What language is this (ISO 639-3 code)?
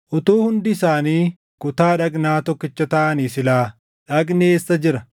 orm